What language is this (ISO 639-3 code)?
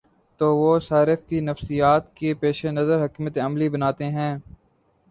urd